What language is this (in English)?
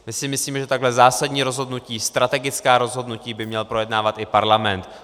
Czech